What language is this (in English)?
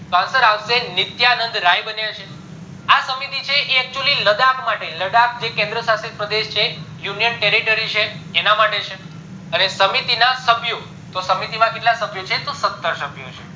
Gujarati